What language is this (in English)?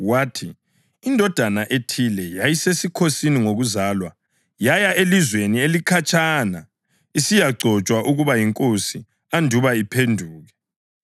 North Ndebele